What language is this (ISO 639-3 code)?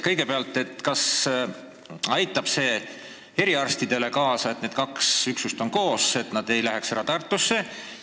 est